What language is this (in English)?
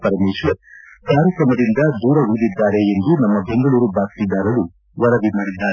Kannada